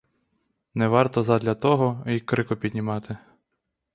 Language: Ukrainian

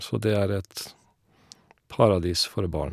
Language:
Norwegian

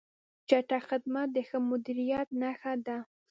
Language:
Pashto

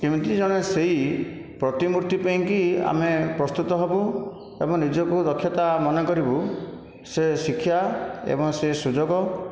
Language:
Odia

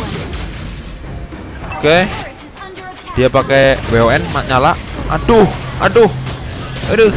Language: Indonesian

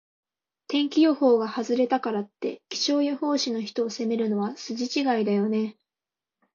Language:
Japanese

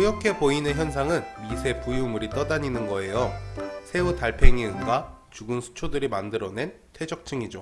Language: Korean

